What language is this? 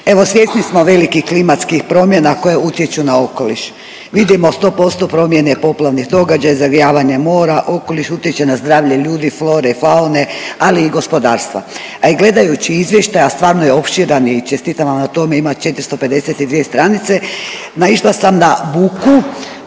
Croatian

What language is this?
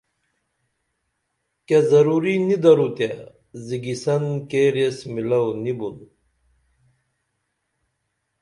Dameli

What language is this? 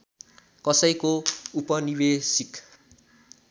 Nepali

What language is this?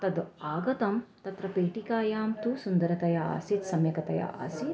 Sanskrit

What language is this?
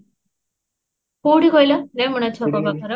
Odia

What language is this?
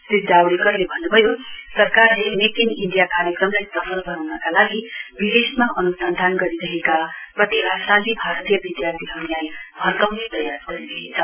Nepali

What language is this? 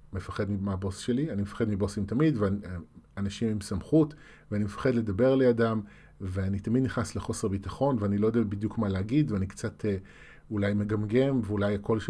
Hebrew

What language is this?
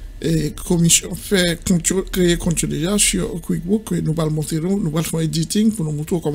French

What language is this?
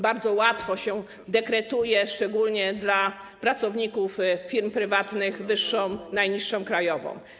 Polish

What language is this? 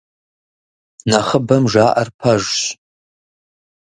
Kabardian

